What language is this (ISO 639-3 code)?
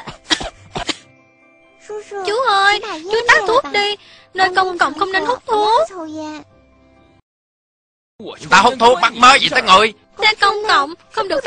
vie